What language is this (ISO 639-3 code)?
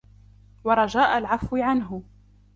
ara